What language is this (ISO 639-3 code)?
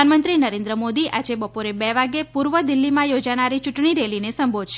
guj